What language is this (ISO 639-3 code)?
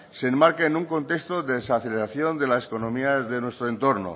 spa